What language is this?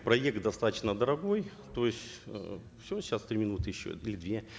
Kazakh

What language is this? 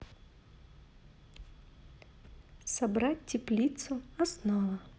Russian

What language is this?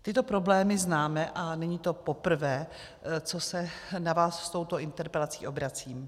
Czech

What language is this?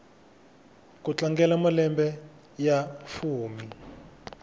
Tsonga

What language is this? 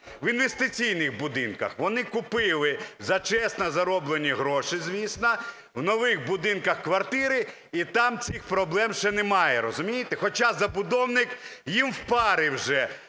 Ukrainian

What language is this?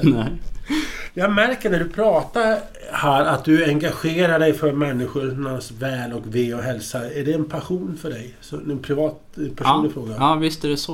Swedish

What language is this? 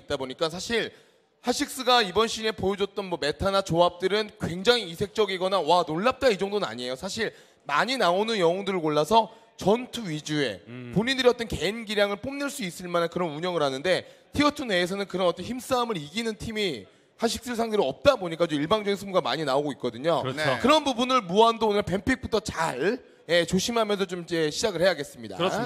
Korean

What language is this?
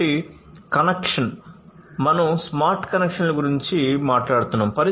Telugu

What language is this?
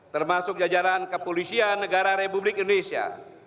Indonesian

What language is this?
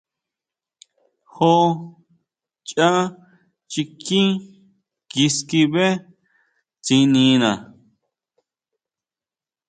Huautla Mazatec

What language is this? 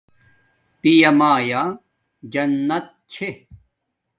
Domaaki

